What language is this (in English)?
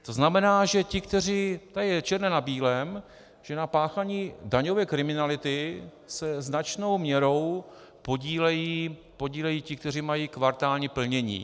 Czech